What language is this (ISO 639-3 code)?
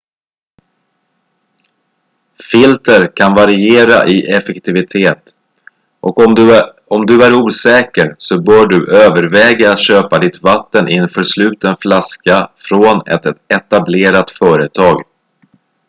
swe